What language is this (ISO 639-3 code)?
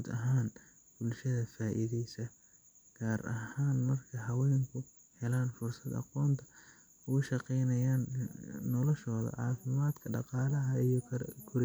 som